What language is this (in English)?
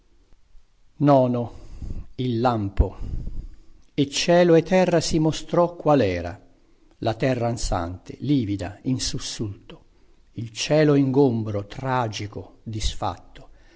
Italian